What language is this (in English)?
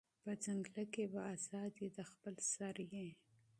Pashto